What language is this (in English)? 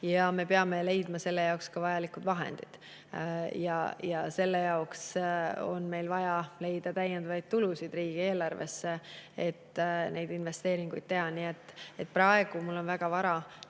Estonian